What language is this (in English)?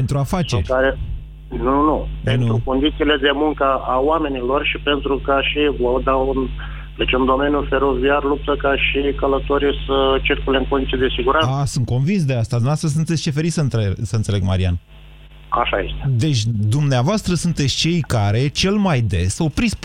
Romanian